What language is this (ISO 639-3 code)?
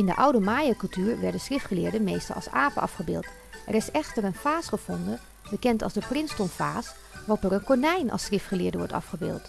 nld